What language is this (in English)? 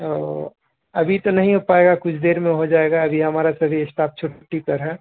Urdu